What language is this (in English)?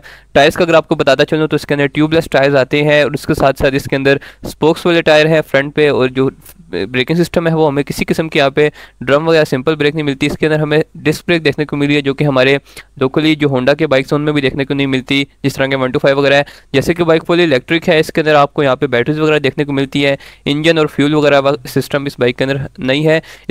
Hindi